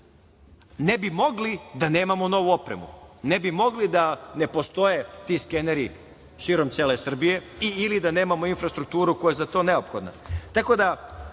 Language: Serbian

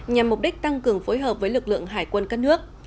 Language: Vietnamese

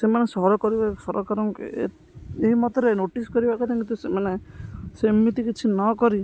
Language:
Odia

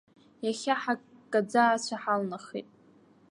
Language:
Abkhazian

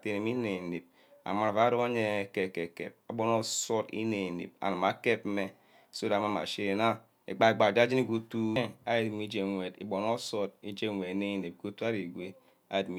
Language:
Ubaghara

